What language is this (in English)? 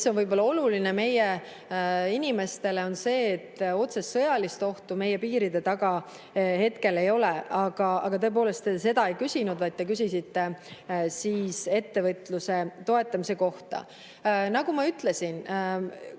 Estonian